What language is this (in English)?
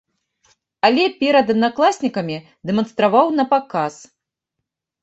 Belarusian